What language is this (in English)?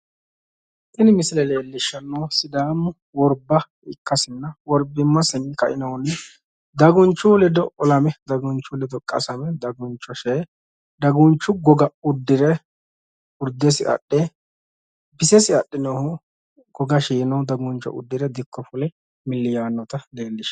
Sidamo